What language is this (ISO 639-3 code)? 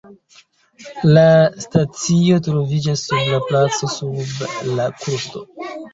epo